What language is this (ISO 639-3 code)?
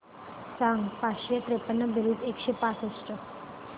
mar